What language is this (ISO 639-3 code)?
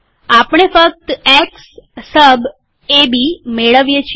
guj